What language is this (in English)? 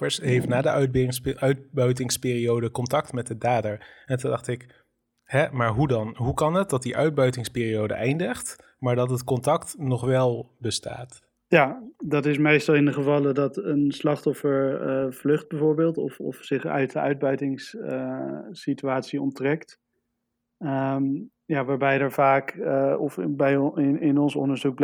Dutch